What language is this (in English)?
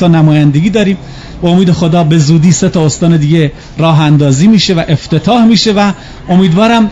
Persian